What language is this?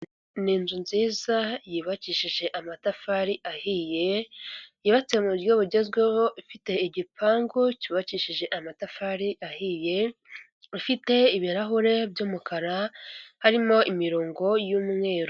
Kinyarwanda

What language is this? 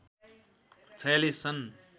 Nepali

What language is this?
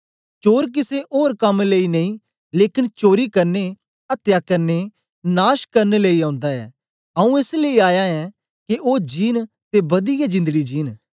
Dogri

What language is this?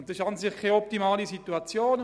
Swiss German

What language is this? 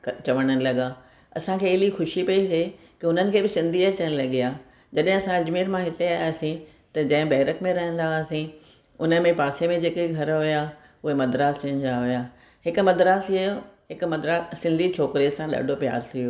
Sindhi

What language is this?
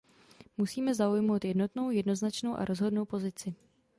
Czech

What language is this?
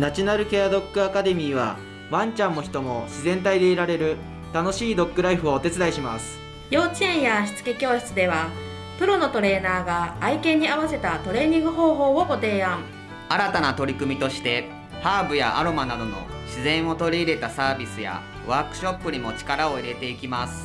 Japanese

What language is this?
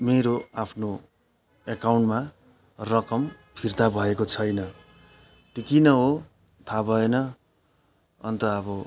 Nepali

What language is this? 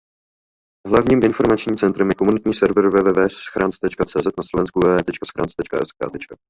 Czech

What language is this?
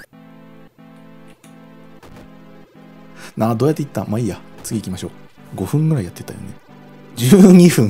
Japanese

